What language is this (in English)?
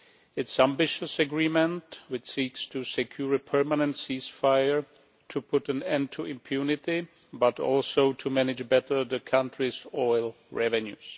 English